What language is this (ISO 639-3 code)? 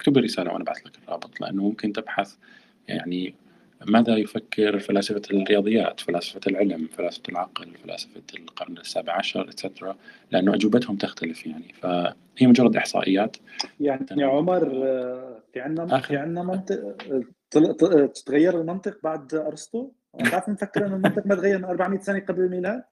ara